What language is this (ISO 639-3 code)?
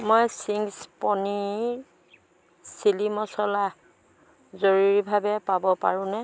asm